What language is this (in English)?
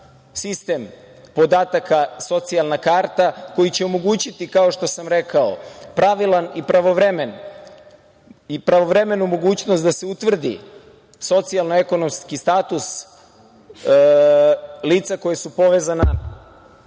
Serbian